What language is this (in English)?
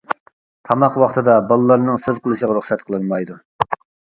Uyghur